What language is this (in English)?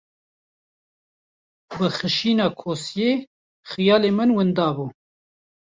Kurdish